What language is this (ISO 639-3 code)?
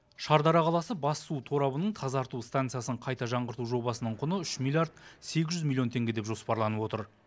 kaz